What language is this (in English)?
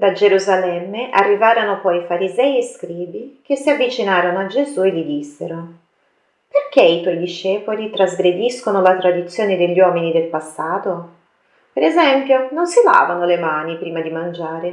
Italian